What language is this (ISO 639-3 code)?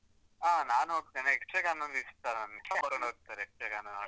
kan